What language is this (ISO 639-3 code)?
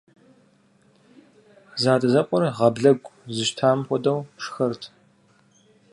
kbd